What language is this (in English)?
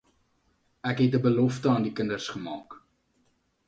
Afrikaans